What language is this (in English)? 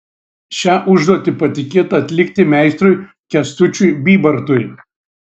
Lithuanian